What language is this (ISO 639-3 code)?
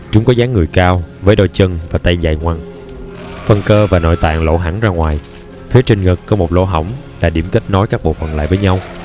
vie